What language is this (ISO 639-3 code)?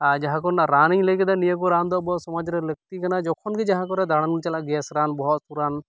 sat